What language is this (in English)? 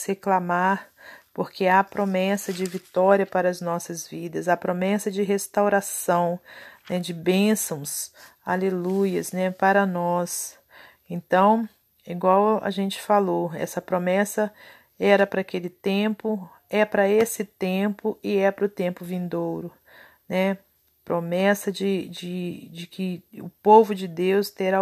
Portuguese